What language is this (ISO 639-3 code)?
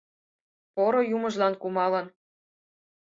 chm